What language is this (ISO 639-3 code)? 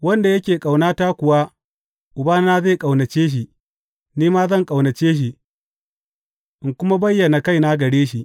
hau